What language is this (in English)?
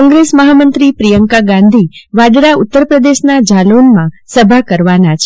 Gujarati